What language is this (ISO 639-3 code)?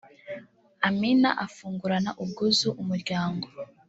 kin